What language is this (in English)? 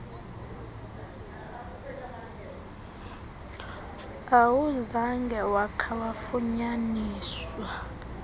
Xhosa